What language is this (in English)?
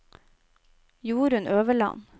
Norwegian